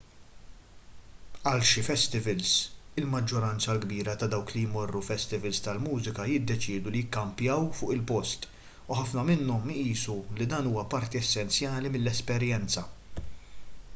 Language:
Maltese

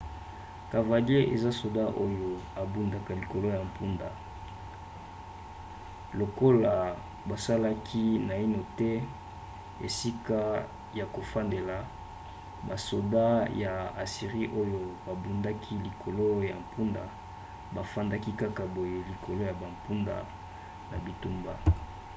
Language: Lingala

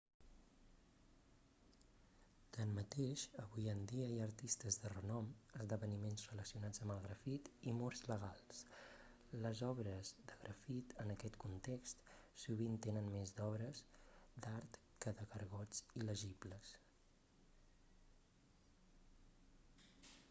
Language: Catalan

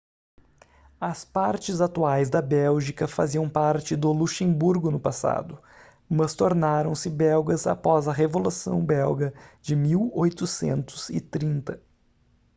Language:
Portuguese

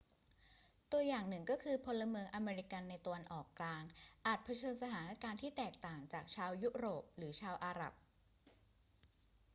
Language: Thai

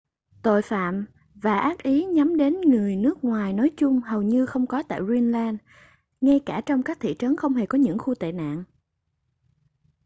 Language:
Vietnamese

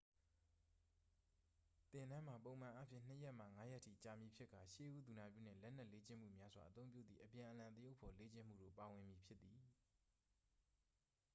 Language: Burmese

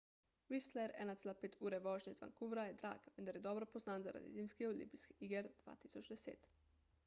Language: Slovenian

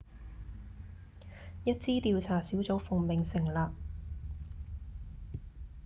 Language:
Cantonese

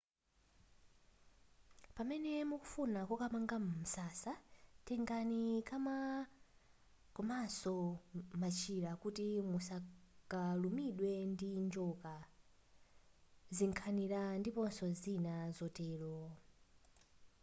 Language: Nyanja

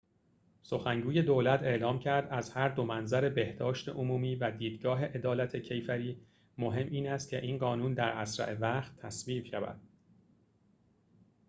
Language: Persian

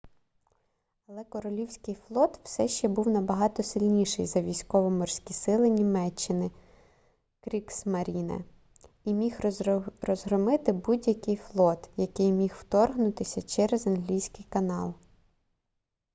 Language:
Ukrainian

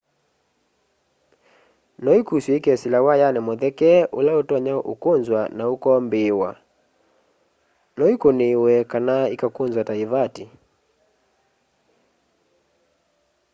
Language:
Kamba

